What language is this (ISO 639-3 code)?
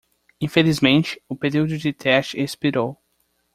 por